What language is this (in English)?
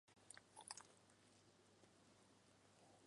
Chinese